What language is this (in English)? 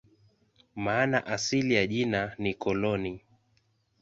Swahili